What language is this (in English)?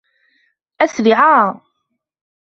Arabic